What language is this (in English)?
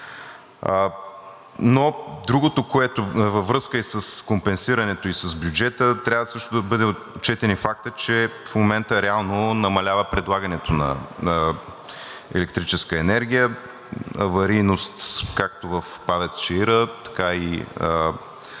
Bulgarian